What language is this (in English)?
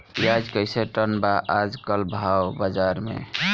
Bhojpuri